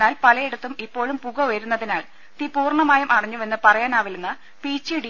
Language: Malayalam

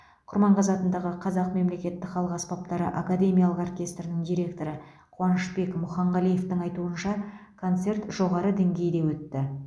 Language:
Kazakh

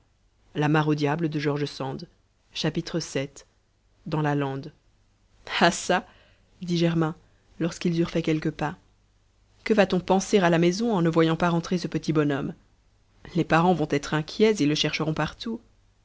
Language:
French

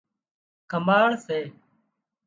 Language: Wadiyara Koli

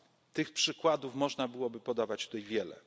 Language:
Polish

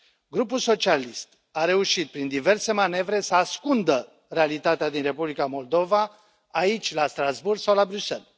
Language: Romanian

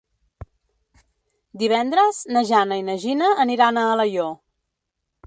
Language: Catalan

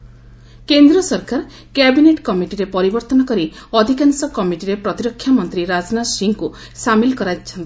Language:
Odia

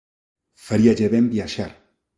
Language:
Galician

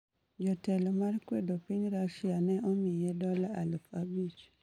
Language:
Luo (Kenya and Tanzania)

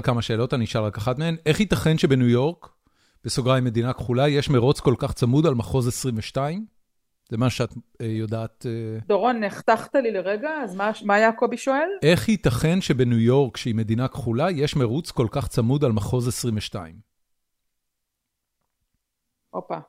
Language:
Hebrew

